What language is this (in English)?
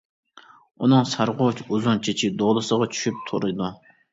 Uyghur